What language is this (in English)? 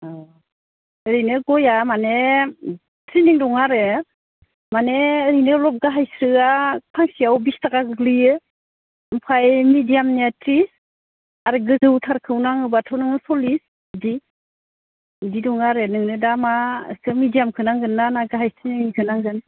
Bodo